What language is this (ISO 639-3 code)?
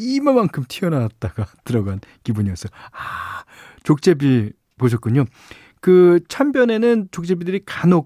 kor